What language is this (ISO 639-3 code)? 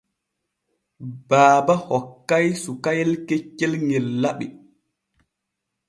fue